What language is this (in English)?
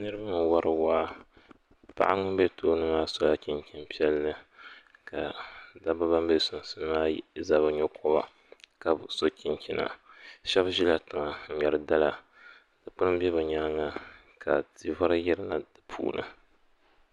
Dagbani